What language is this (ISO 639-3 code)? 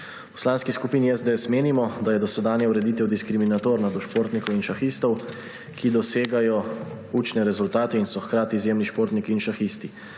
slv